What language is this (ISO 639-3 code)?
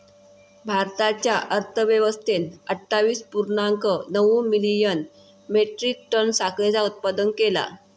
mar